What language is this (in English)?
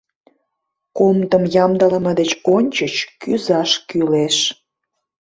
Mari